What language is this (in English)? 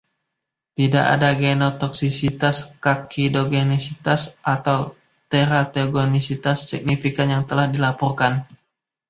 Indonesian